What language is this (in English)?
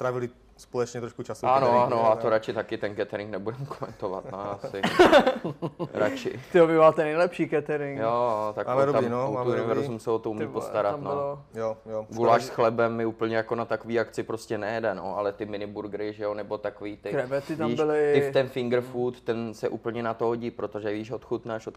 Czech